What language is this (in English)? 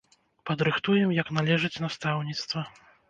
Belarusian